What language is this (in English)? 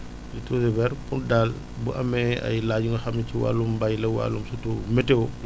Wolof